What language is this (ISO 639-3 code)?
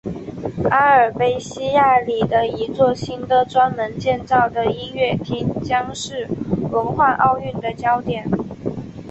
zho